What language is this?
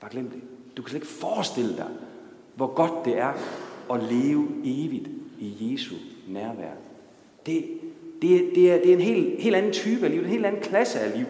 Danish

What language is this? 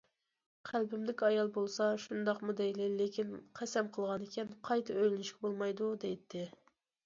Uyghur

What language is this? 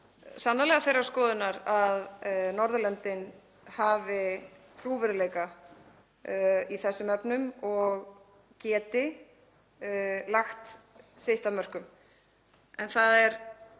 Icelandic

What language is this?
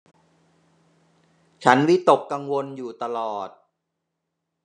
Thai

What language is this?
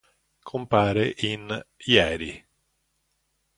Italian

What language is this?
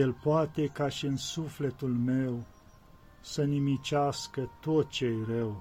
Romanian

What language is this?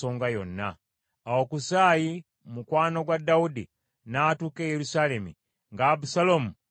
Ganda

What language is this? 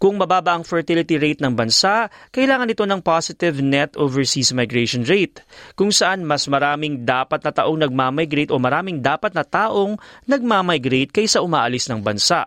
Filipino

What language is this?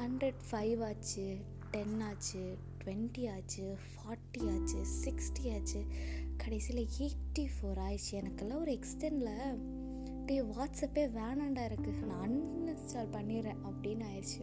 Tamil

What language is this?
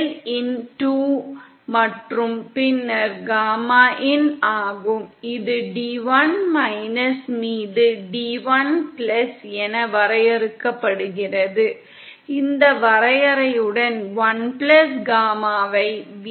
Tamil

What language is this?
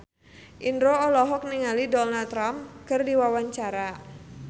Sundanese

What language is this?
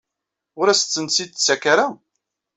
Kabyle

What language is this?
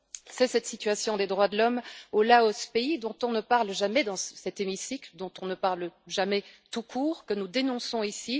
French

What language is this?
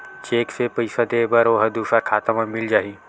Chhattisgarhi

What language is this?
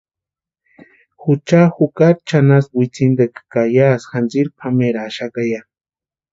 Western Highland Purepecha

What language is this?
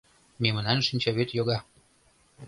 Mari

